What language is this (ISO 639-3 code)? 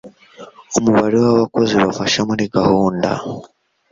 kin